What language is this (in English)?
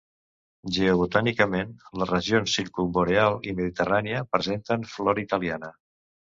Catalan